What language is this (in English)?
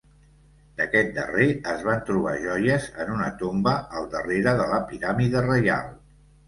Catalan